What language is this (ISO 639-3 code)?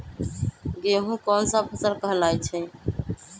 mag